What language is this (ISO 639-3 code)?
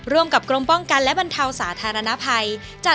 tha